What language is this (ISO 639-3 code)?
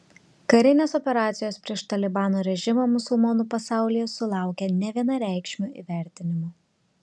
lit